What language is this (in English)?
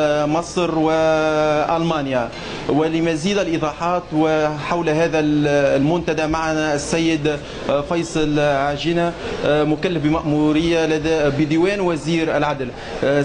Arabic